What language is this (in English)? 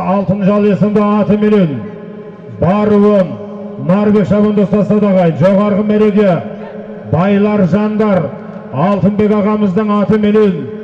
Turkish